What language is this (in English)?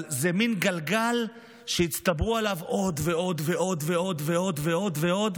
Hebrew